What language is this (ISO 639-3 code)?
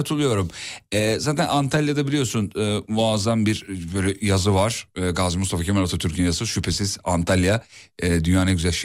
tur